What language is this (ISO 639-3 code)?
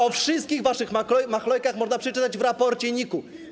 pol